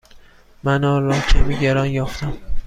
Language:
Persian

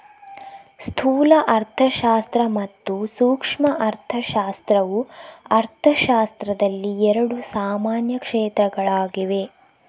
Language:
Kannada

